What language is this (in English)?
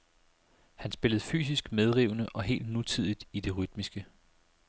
Danish